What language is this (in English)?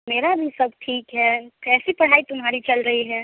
Hindi